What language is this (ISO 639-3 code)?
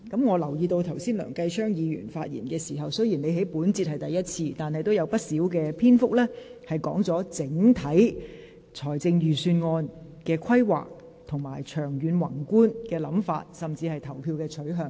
yue